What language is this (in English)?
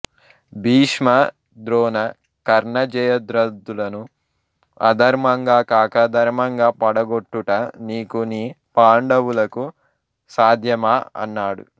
Telugu